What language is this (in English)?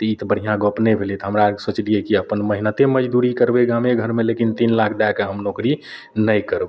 Maithili